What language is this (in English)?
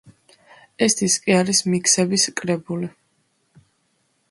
Georgian